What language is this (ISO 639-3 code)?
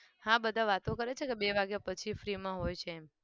guj